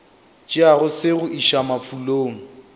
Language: Northern Sotho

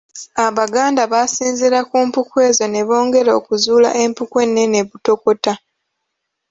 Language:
Ganda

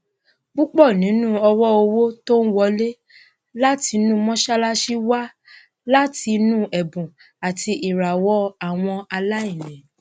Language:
Yoruba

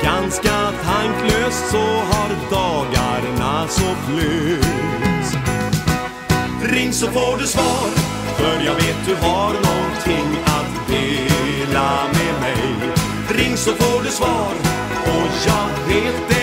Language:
Norwegian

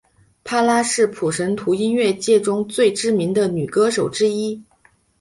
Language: Chinese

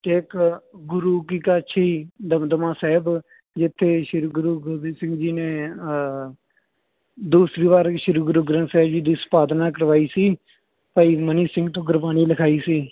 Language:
Punjabi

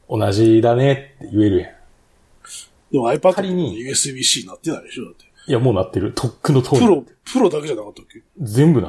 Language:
Japanese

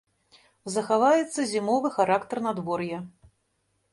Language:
Belarusian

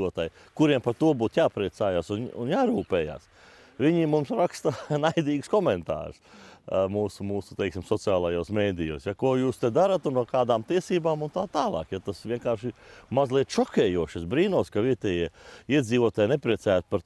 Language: Latvian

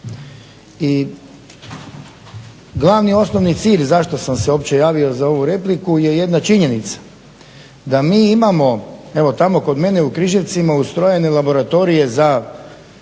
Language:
Croatian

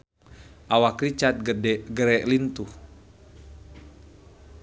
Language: Sundanese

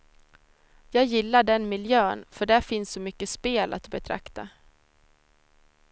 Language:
Swedish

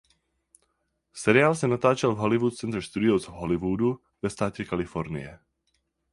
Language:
Czech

